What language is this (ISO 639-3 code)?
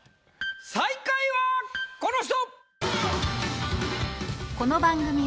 jpn